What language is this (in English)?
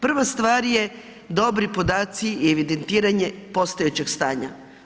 Croatian